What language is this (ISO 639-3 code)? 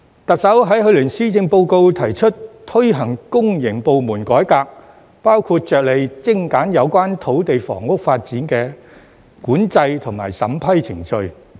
yue